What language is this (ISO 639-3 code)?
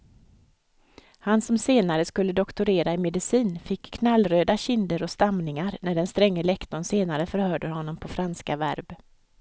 swe